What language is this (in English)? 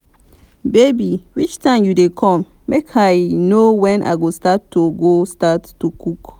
Nigerian Pidgin